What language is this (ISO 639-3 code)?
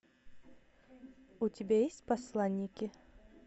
rus